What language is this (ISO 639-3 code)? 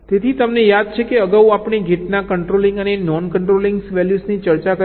guj